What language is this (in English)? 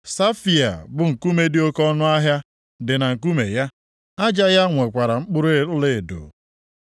Igbo